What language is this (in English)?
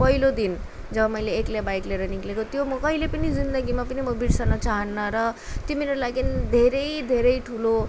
Nepali